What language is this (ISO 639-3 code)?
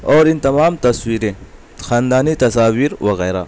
urd